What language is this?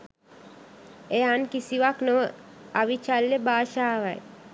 Sinhala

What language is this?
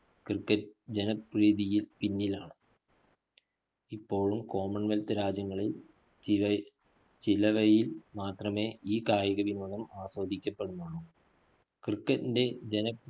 Malayalam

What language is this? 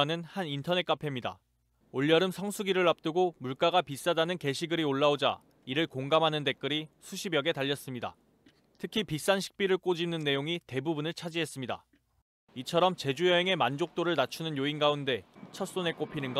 Korean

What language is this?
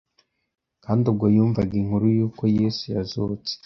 Kinyarwanda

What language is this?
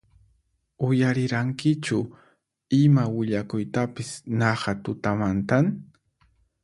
Puno Quechua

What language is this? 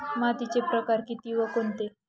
Marathi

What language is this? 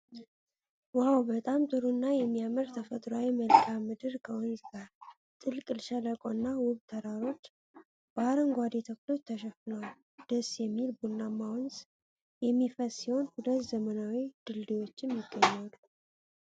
Amharic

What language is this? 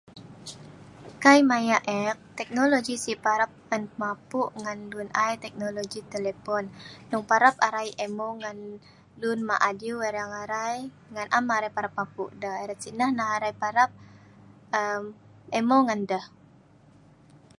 Sa'ban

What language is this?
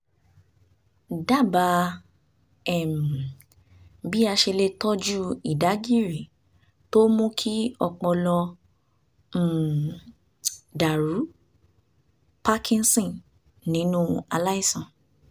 Yoruba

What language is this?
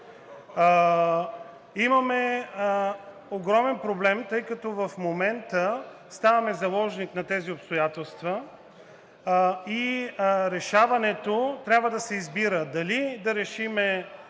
Bulgarian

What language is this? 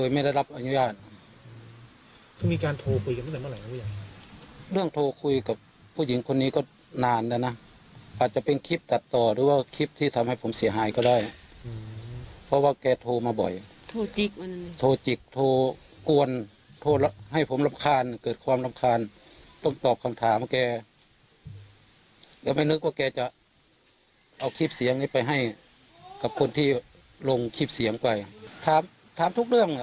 Thai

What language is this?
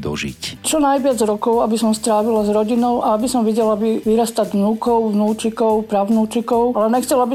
Slovak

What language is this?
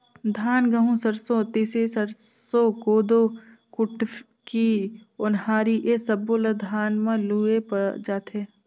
Chhattisgarhi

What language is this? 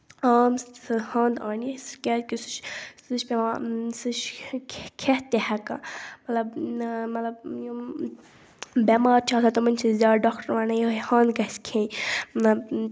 Kashmiri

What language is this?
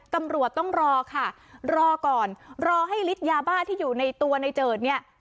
Thai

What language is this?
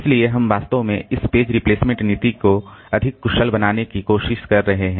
Hindi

